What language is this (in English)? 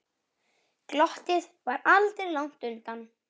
Icelandic